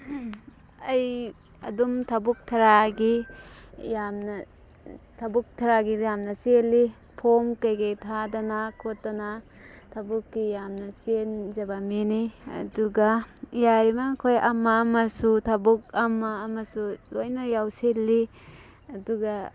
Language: Manipuri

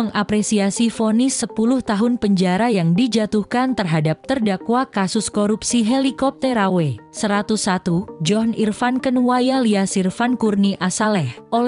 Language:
Indonesian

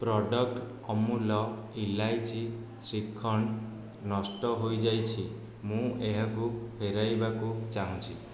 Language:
Odia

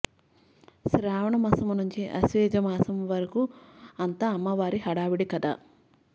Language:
Telugu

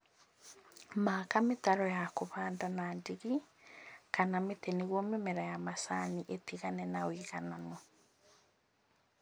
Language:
Kikuyu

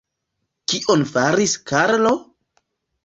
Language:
Esperanto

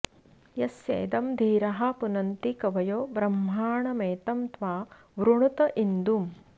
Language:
Sanskrit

